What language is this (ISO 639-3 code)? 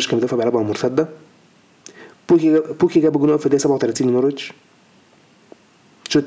ara